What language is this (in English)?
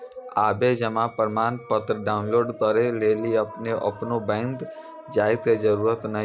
Maithili